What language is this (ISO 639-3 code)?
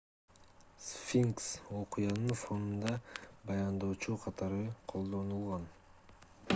kir